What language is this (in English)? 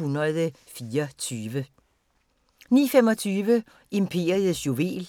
Danish